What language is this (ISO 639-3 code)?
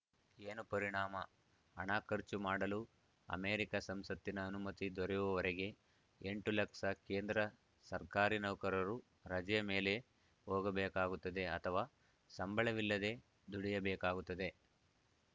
kan